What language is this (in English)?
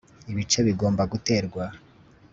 Kinyarwanda